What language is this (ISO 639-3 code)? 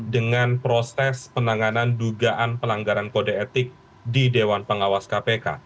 ind